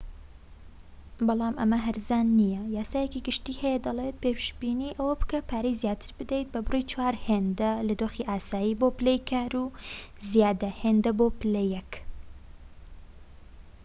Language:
Central Kurdish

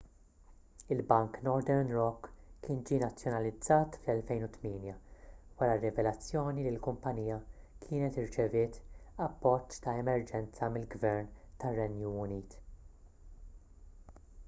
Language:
Maltese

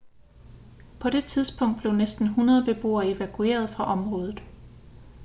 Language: Danish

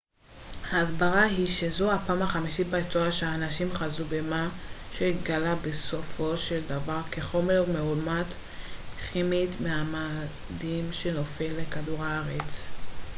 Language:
Hebrew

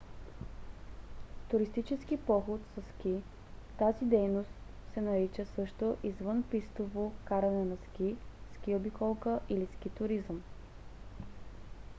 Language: Bulgarian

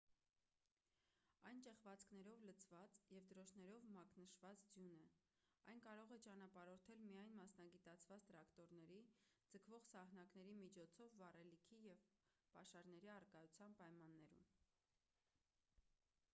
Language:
Armenian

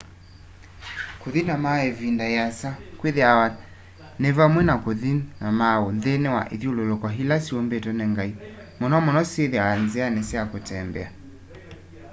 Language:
Kamba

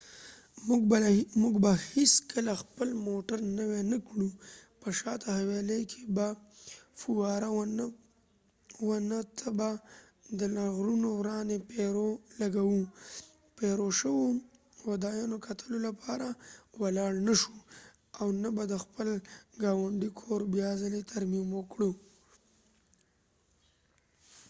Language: Pashto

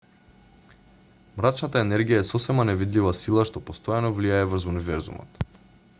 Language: Macedonian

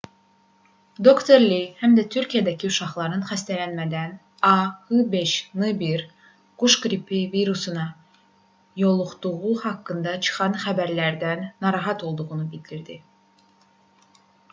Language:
Azerbaijani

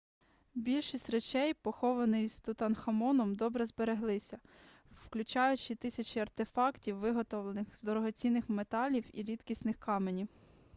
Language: Ukrainian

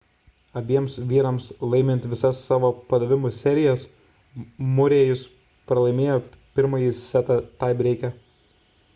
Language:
Lithuanian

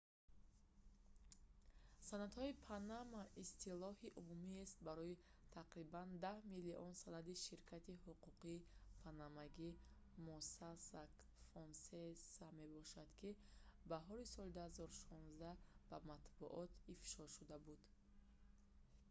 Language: Tajik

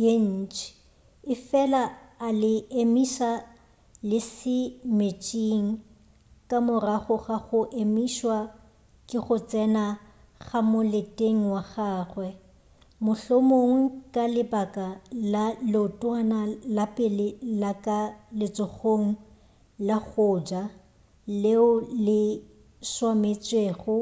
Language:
Northern Sotho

